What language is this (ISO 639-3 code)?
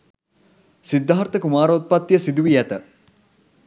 sin